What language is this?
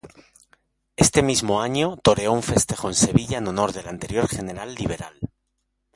Spanish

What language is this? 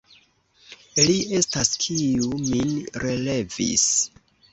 Esperanto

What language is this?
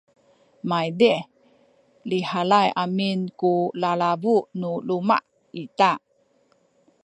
Sakizaya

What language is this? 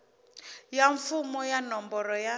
Tsonga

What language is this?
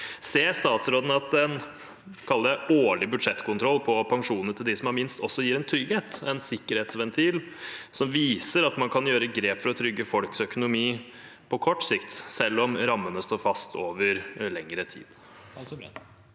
Norwegian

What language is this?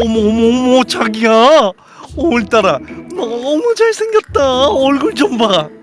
Korean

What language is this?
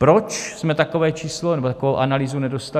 Czech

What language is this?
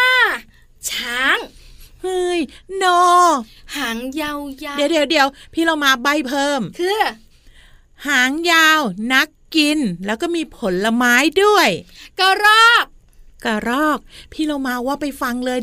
Thai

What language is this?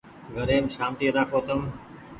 Goaria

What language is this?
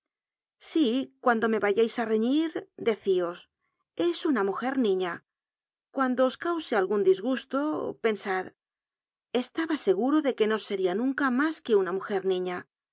Spanish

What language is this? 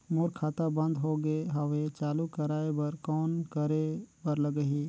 Chhattisgarhi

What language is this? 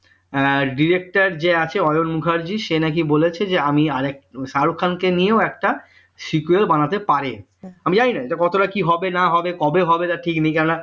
Bangla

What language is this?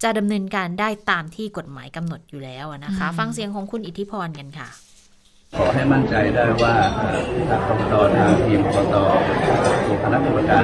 Thai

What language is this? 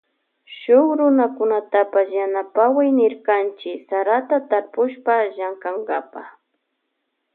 Loja Highland Quichua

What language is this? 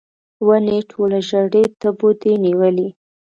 Pashto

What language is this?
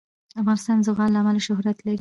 Pashto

